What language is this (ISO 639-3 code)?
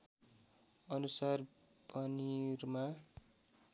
nep